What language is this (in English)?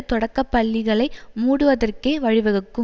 Tamil